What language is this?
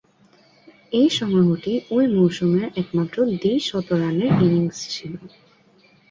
Bangla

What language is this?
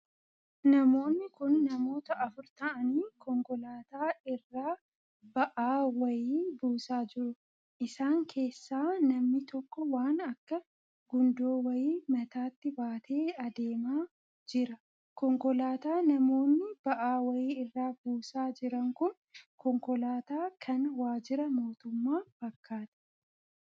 Oromo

